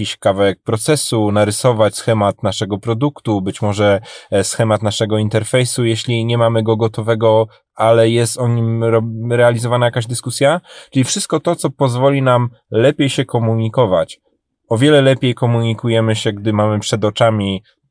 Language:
Polish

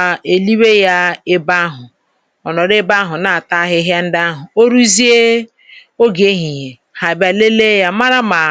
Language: Igbo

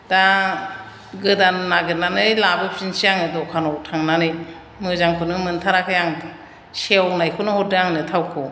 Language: Bodo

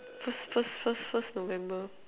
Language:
English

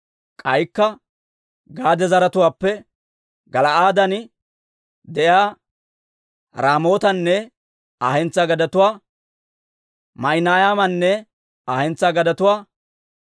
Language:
Dawro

